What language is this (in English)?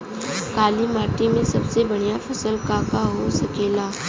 Bhojpuri